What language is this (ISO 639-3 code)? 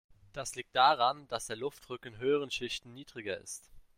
deu